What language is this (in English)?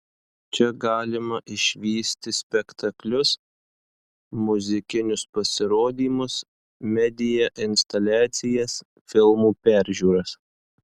Lithuanian